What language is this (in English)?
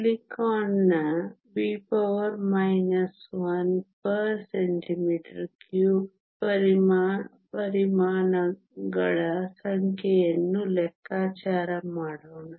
Kannada